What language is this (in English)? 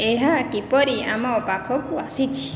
Odia